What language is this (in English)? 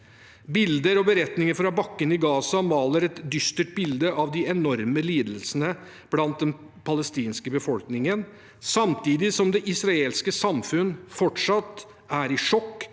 Norwegian